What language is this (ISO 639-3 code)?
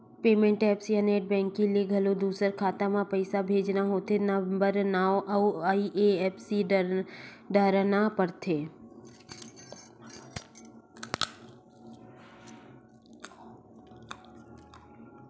hne